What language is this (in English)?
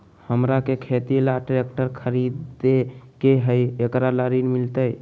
Magahi